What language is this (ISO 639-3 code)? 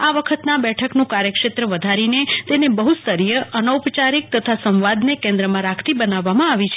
guj